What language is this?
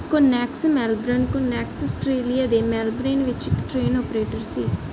Punjabi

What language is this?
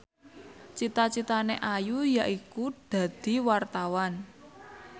Javanese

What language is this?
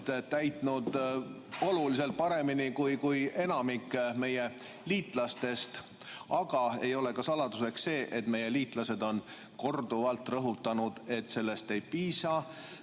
Estonian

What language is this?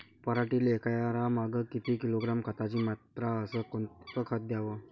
Marathi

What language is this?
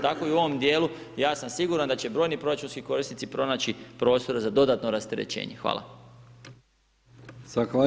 Croatian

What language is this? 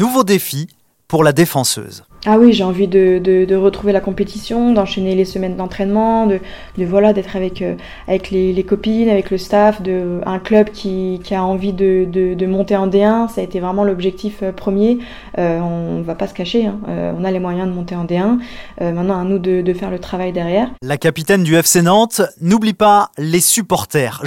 French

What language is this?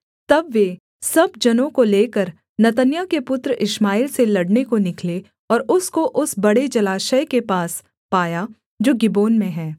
Hindi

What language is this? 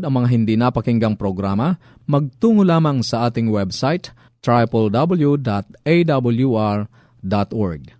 Filipino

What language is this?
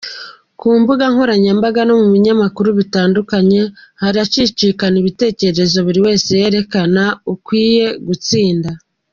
Kinyarwanda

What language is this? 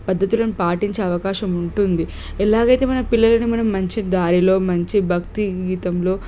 Telugu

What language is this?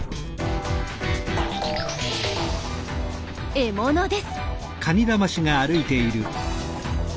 Japanese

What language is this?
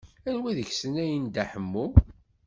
Kabyle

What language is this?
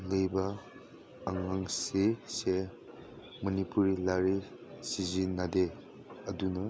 Manipuri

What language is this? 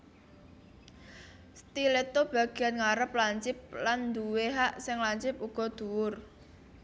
Javanese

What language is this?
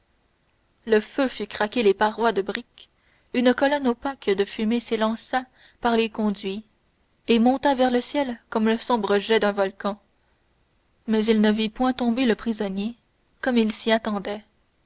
French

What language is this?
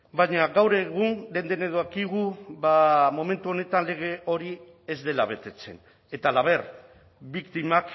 Basque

